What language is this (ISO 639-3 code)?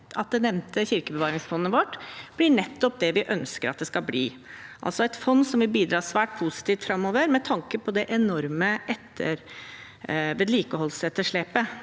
nor